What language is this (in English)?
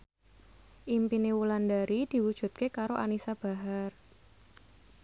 Javanese